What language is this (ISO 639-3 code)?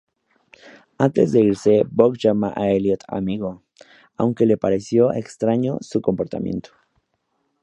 spa